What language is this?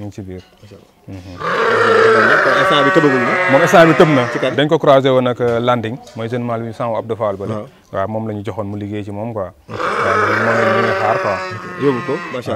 Indonesian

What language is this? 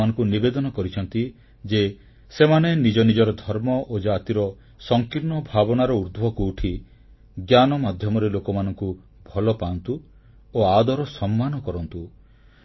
Odia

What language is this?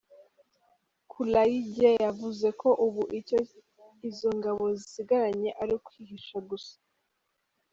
Kinyarwanda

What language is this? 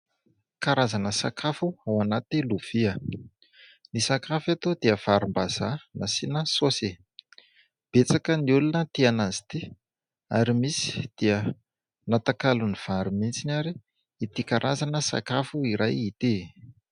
Malagasy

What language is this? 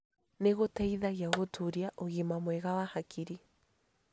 Kikuyu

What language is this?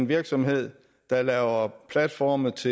Danish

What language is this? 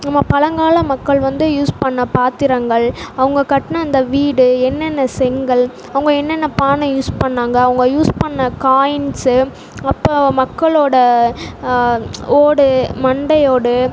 Tamil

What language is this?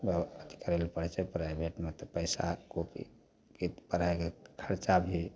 Maithili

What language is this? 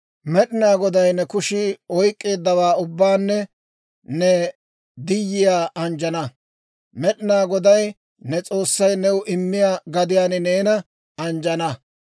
Dawro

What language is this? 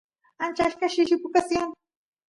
Santiago del Estero Quichua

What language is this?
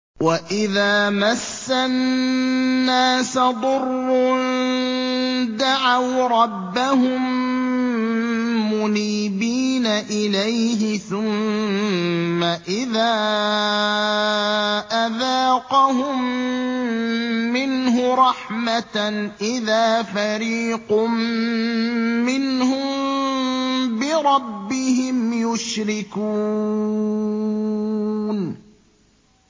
Arabic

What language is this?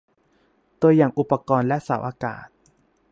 Thai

